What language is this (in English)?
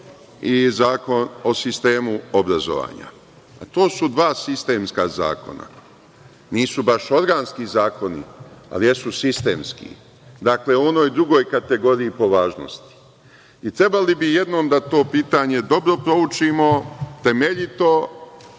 Serbian